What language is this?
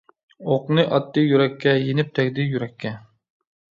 Uyghur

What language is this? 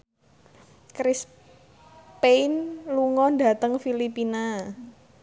Javanese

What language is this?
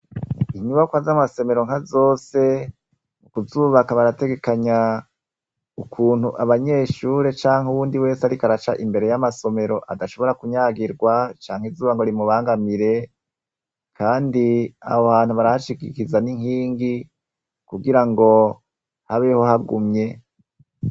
Rundi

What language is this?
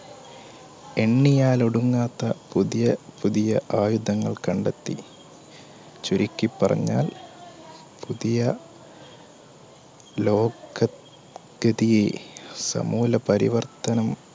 Malayalam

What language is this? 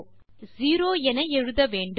Tamil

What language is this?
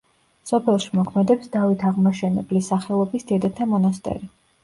Georgian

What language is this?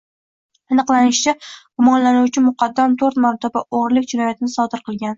Uzbek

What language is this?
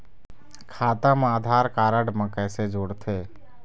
Chhattisgarhi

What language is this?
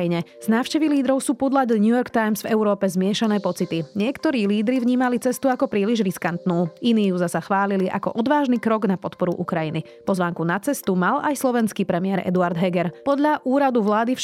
Slovak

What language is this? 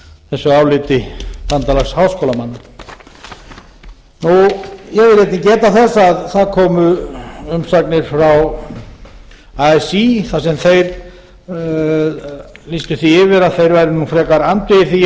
Icelandic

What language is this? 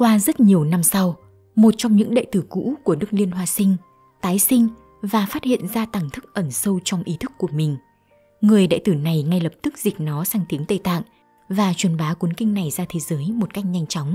Vietnamese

